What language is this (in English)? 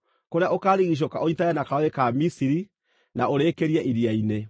Kikuyu